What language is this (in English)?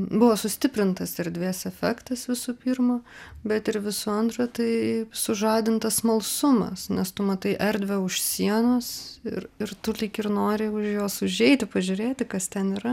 Lithuanian